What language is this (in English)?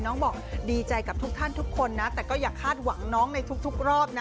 Thai